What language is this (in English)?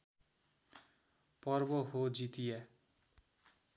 Nepali